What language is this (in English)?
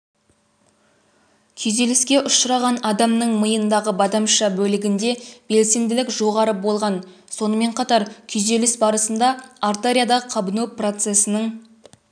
Kazakh